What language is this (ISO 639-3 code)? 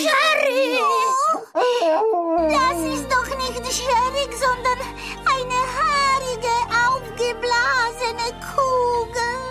ces